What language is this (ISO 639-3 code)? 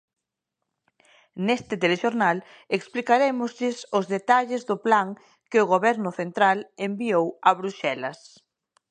glg